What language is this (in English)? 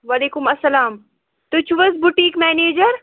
Kashmiri